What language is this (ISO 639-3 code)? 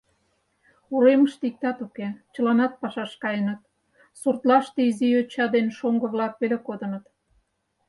chm